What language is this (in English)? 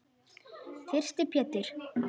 Icelandic